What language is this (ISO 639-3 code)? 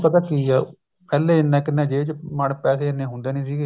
pan